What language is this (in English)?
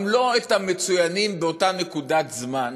Hebrew